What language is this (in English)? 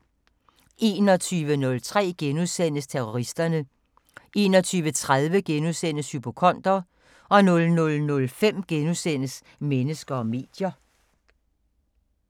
Danish